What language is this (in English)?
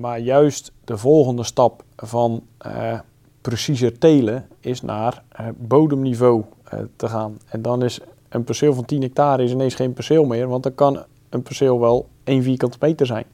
Dutch